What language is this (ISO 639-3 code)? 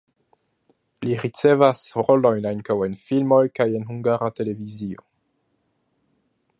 epo